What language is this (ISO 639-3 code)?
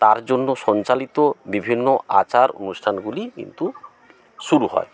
ben